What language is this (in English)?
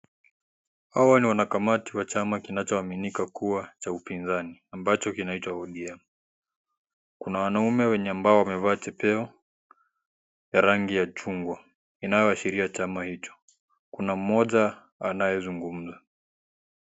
Swahili